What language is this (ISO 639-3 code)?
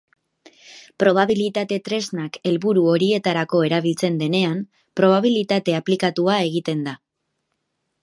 eus